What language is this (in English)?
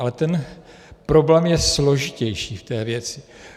Czech